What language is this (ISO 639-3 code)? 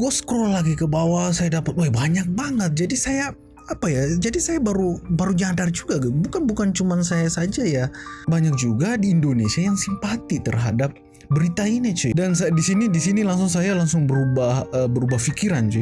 ind